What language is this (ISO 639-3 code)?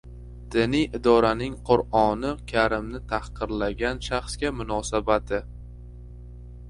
uzb